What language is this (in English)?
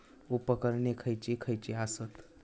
Marathi